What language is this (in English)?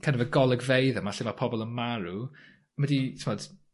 Welsh